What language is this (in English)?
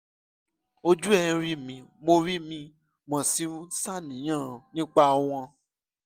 Yoruba